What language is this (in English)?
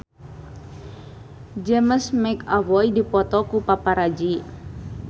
Sundanese